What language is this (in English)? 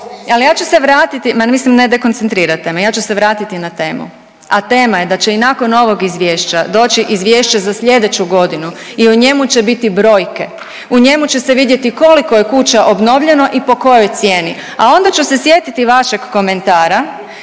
Croatian